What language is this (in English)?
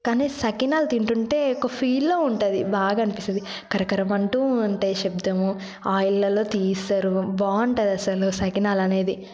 Telugu